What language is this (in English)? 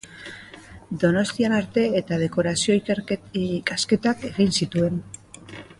Basque